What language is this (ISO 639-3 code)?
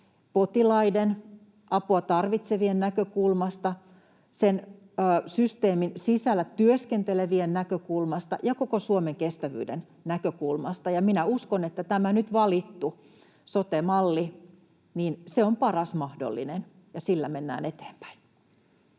fin